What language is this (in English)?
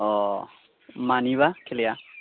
Bodo